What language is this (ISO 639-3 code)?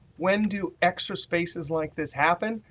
eng